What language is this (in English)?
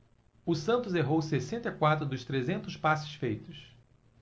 Portuguese